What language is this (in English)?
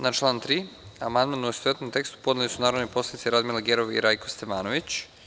Serbian